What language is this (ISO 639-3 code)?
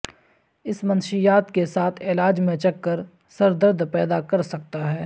urd